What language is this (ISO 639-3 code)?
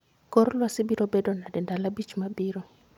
luo